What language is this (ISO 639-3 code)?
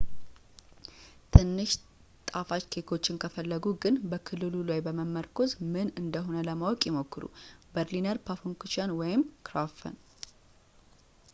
amh